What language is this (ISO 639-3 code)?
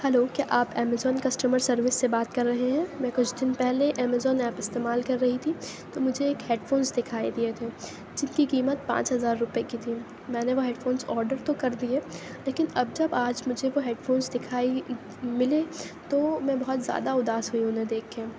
urd